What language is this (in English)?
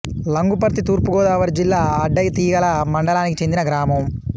Telugu